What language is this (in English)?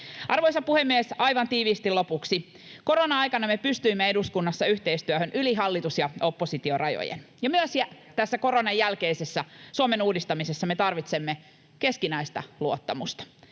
Finnish